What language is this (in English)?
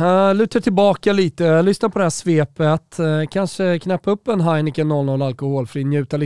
Swedish